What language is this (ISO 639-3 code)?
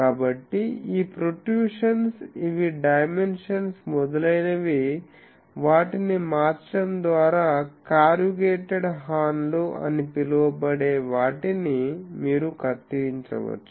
tel